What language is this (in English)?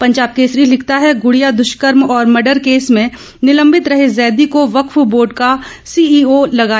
Hindi